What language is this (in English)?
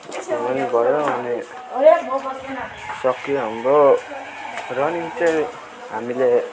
Nepali